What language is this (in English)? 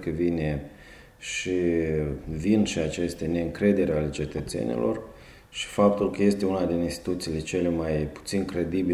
Romanian